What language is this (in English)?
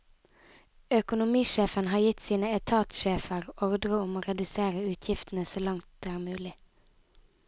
Norwegian